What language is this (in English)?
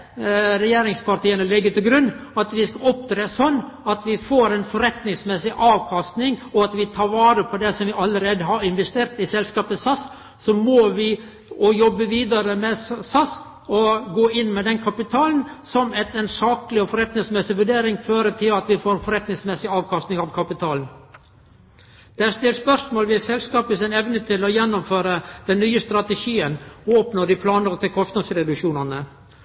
Norwegian Nynorsk